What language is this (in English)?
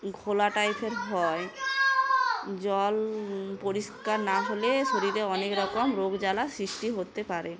Bangla